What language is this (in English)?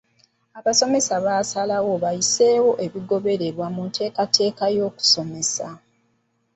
Ganda